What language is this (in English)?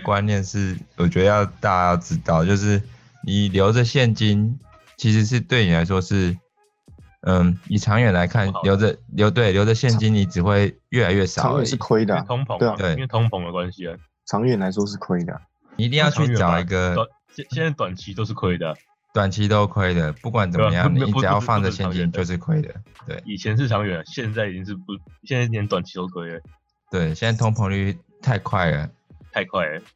Chinese